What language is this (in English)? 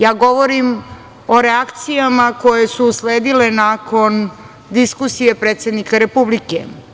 Serbian